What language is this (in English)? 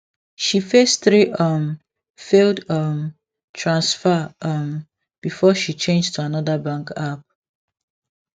Nigerian Pidgin